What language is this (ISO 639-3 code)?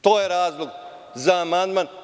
srp